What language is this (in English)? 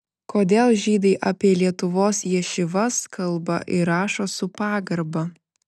Lithuanian